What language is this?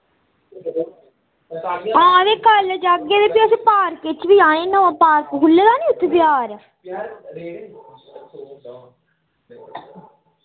Dogri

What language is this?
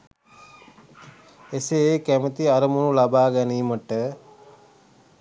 Sinhala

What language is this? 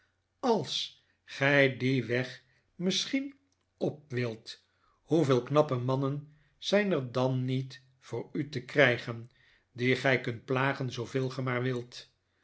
Dutch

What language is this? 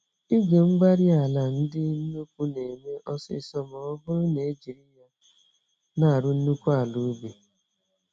Igbo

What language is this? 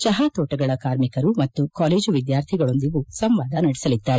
Kannada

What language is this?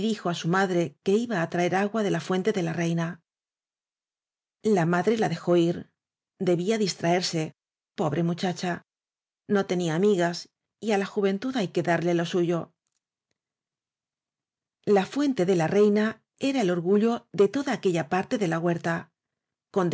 Spanish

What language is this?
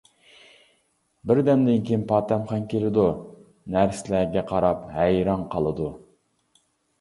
Uyghur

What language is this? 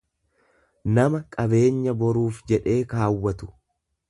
Oromo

